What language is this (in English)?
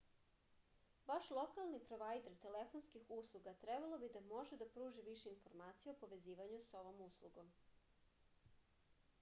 Serbian